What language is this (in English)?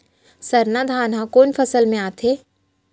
Chhattisgarhi